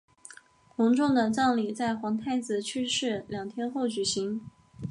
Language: Chinese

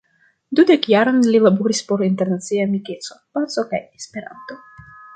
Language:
Esperanto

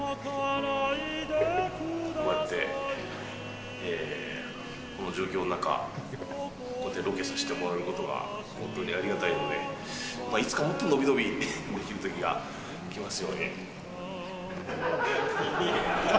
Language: Japanese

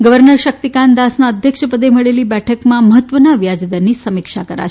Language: Gujarati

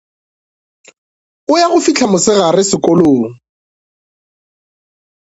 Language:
Northern Sotho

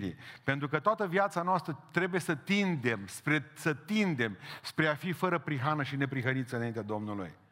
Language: Romanian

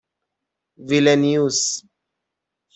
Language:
Persian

